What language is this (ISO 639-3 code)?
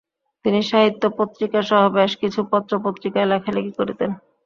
ben